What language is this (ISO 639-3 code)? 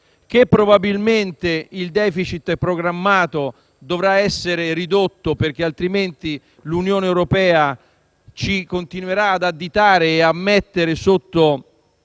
ita